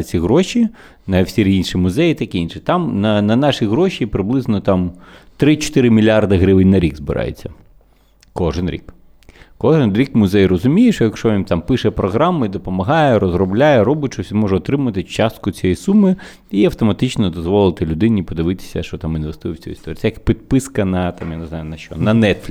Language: Ukrainian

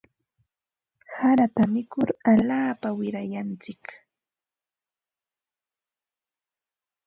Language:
Ambo-Pasco Quechua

